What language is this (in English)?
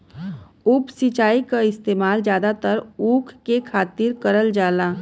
Bhojpuri